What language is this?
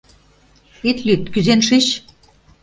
Mari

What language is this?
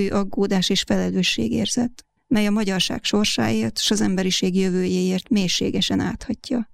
Hungarian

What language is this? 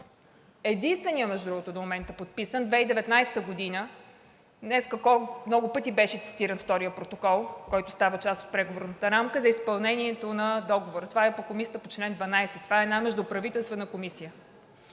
Bulgarian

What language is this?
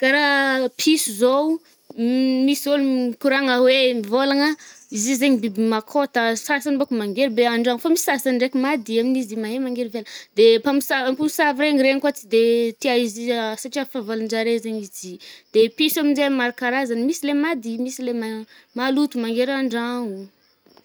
Northern Betsimisaraka Malagasy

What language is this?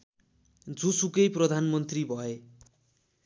Nepali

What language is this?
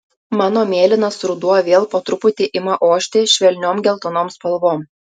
Lithuanian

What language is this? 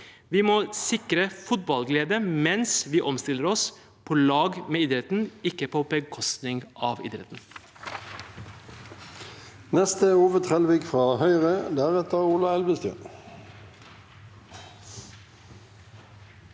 Norwegian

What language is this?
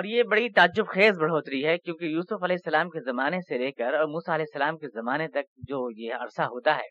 Urdu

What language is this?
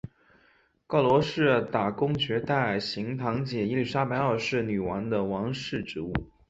Chinese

